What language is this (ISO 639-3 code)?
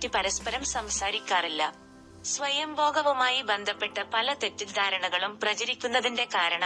mal